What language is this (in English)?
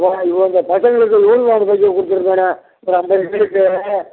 Tamil